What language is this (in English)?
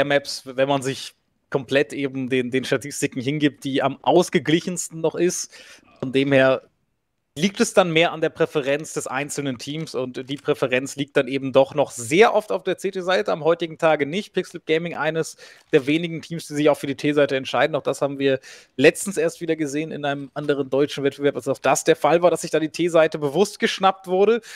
German